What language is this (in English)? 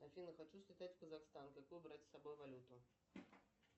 Russian